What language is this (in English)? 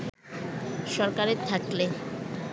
Bangla